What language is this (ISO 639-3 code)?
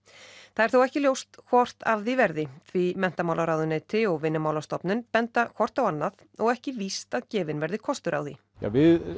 isl